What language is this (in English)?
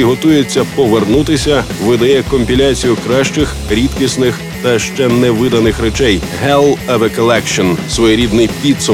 Ukrainian